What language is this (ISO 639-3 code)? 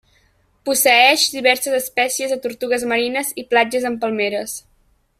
cat